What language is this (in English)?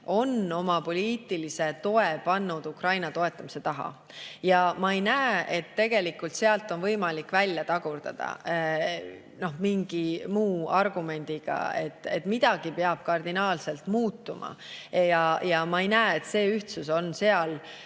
Estonian